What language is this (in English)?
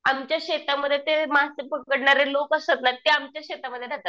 Marathi